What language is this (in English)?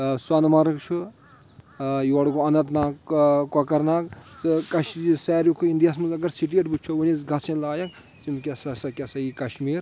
Kashmiri